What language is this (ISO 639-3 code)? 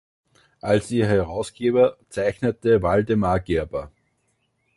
deu